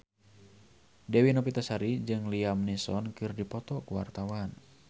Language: Sundanese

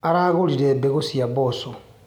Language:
Kikuyu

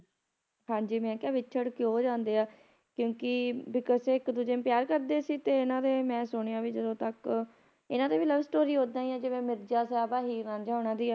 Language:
Punjabi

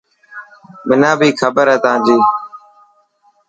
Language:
Dhatki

